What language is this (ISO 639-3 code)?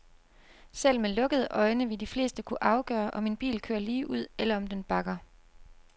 dan